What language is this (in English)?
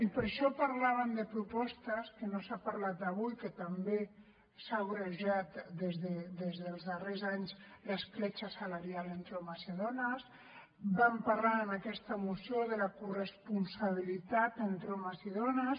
Catalan